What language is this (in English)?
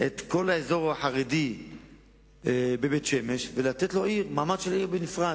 Hebrew